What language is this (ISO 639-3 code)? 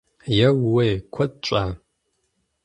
kbd